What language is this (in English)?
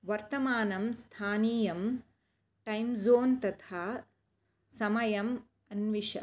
Sanskrit